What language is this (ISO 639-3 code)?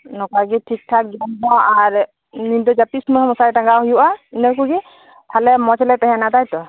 sat